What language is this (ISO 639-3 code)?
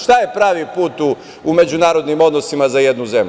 srp